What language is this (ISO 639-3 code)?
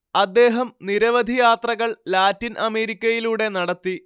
mal